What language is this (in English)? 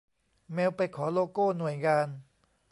Thai